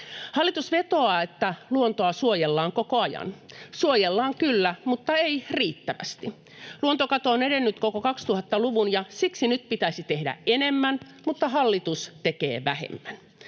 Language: Finnish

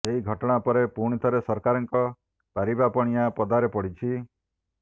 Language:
Odia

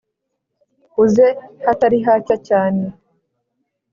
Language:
Kinyarwanda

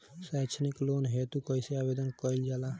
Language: Bhojpuri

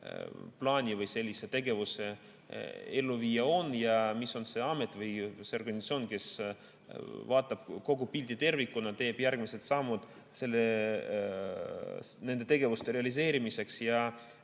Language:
Estonian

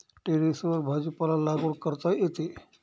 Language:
Marathi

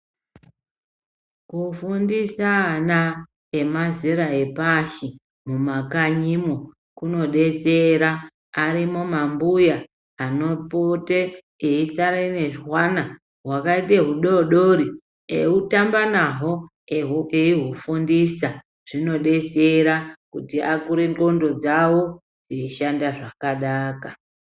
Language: Ndau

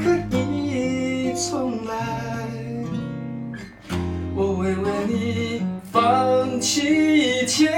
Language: Chinese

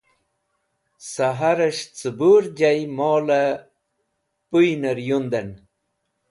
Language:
Wakhi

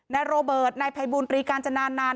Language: Thai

